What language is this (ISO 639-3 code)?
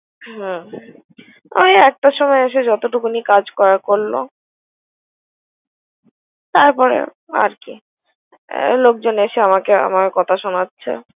ben